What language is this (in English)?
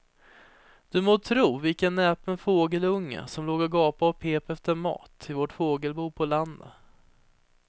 Swedish